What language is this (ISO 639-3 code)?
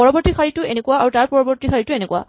asm